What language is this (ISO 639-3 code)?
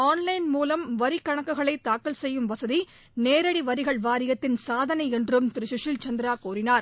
tam